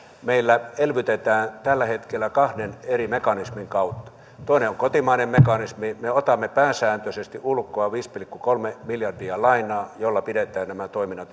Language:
Finnish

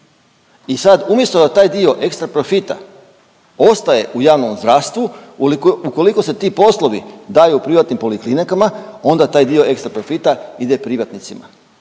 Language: Croatian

